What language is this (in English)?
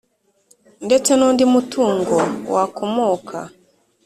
Kinyarwanda